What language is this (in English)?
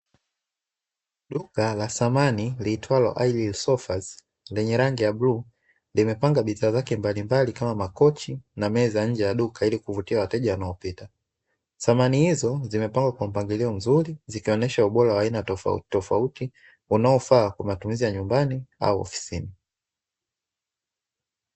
Swahili